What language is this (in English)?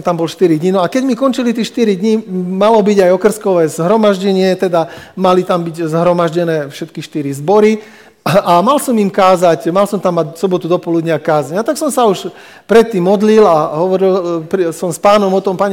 Slovak